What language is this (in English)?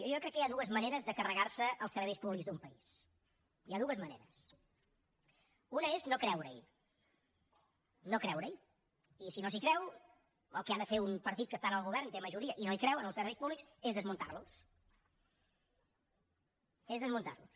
Catalan